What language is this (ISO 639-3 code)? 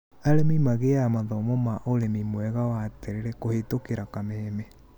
kik